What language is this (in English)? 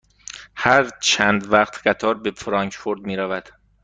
Persian